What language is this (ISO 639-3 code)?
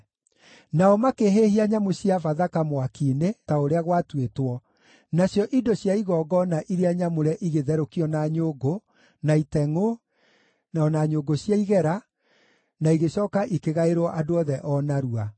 kik